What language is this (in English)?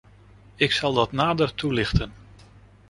Dutch